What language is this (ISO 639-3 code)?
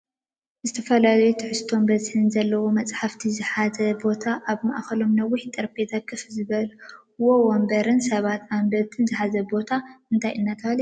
tir